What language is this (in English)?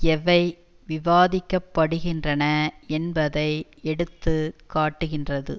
Tamil